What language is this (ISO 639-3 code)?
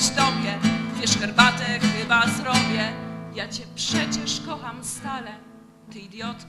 pol